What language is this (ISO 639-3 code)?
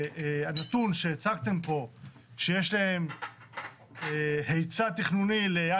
heb